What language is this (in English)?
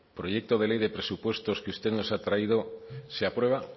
Spanish